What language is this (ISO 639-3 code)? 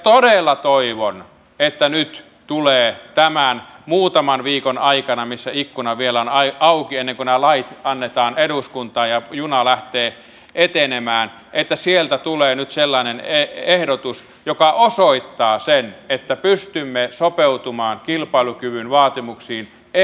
fin